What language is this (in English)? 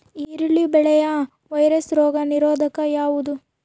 Kannada